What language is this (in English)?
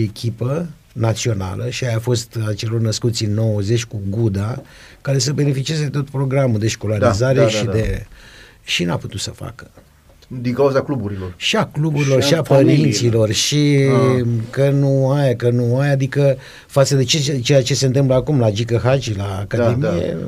Romanian